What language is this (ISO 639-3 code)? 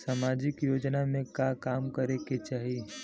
bho